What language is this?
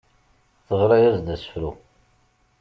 Kabyle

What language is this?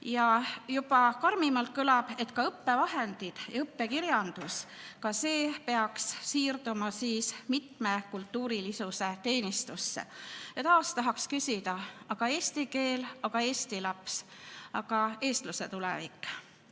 Estonian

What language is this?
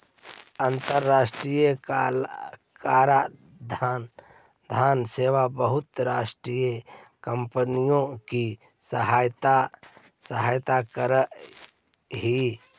Magahi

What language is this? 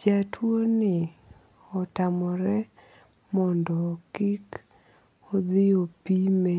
Luo (Kenya and Tanzania)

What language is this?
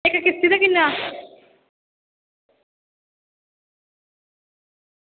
Dogri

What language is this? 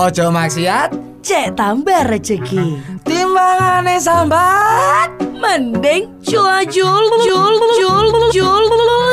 Indonesian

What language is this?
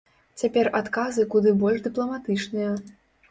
Belarusian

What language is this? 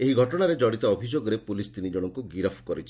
Odia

